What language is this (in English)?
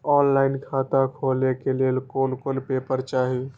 Maithili